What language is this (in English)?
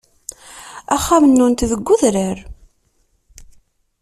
Kabyle